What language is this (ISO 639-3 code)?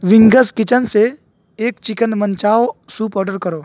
urd